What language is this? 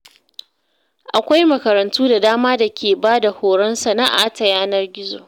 Hausa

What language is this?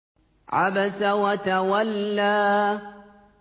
Arabic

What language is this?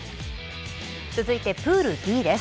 Japanese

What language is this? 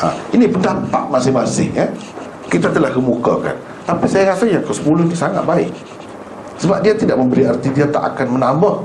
Malay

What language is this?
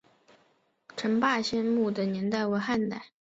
Chinese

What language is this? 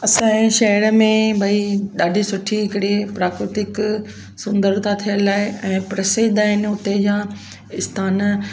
Sindhi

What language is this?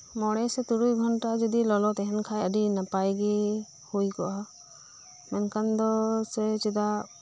Santali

